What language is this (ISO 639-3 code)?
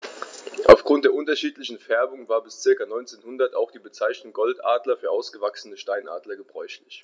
deu